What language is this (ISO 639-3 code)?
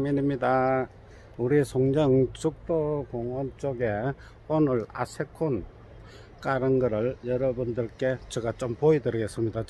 kor